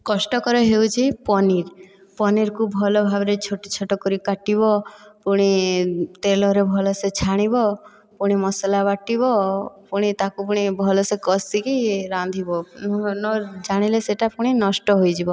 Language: Odia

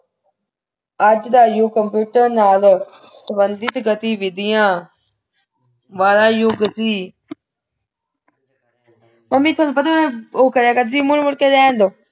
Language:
Punjabi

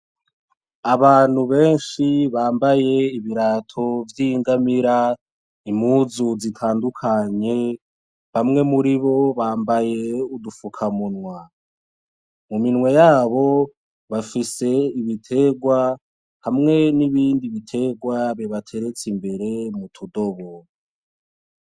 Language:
Rundi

